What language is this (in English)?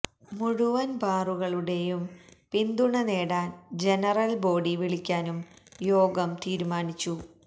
Malayalam